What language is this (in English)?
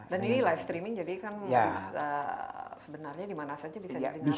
Indonesian